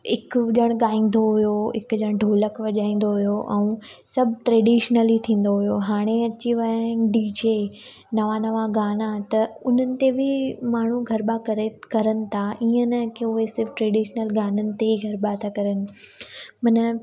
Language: Sindhi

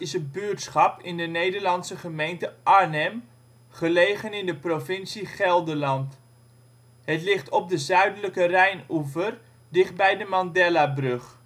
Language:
Dutch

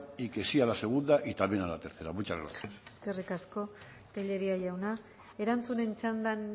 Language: Spanish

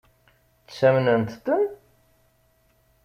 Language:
Kabyle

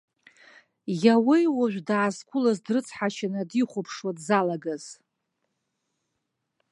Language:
Abkhazian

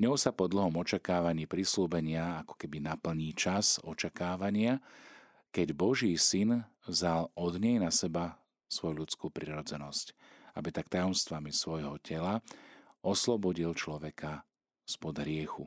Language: Slovak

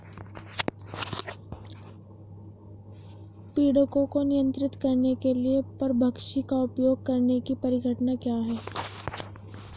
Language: Hindi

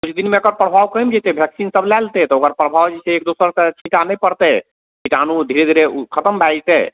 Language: Maithili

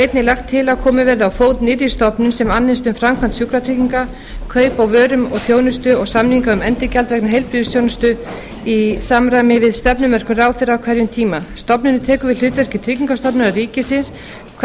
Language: Icelandic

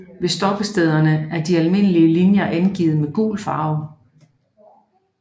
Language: Danish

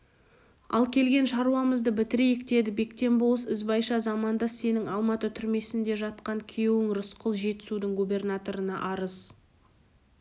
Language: Kazakh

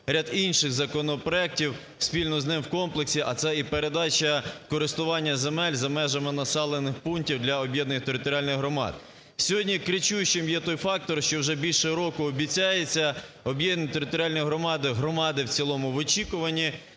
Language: Ukrainian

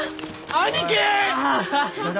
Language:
Japanese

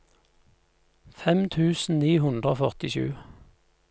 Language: Norwegian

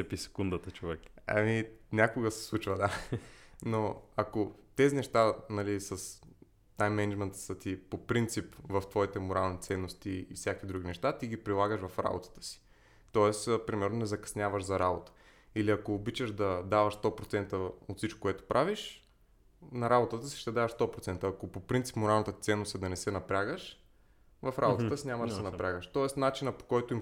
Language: Bulgarian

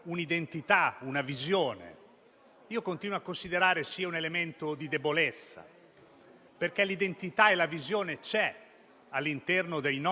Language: Italian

